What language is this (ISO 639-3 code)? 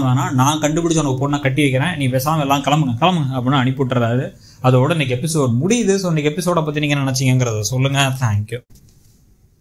tam